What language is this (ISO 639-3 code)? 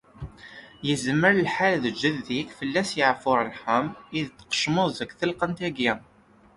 kab